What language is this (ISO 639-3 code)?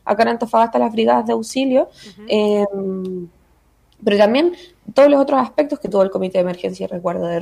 spa